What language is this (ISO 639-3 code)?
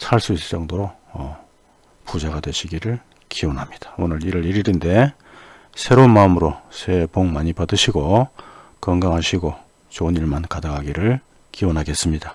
kor